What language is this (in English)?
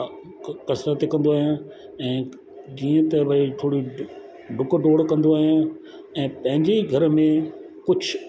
Sindhi